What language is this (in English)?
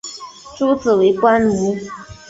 Chinese